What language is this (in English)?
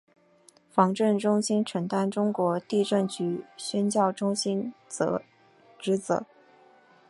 Chinese